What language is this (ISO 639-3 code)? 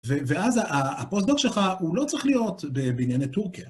heb